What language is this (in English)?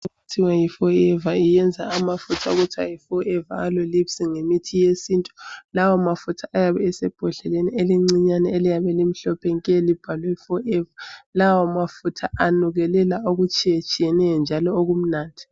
North Ndebele